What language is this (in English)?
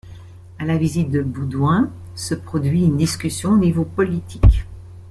French